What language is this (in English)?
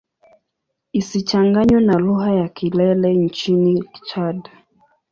Swahili